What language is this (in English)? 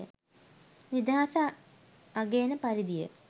Sinhala